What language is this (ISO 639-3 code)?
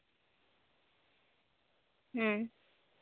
sat